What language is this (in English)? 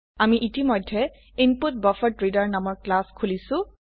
Assamese